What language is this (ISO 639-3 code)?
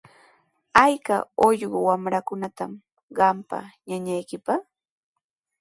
qws